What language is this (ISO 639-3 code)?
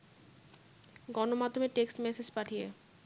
ben